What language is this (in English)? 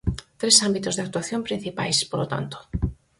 Galician